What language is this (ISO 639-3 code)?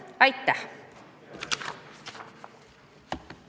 est